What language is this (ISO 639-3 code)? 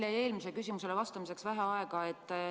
est